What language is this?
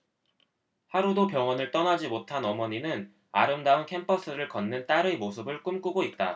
Korean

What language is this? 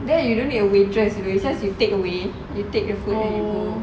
English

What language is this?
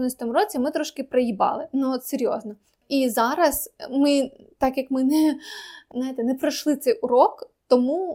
Ukrainian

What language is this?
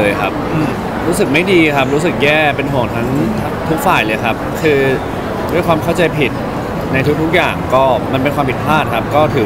Thai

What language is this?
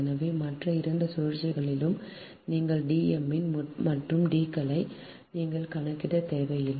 Tamil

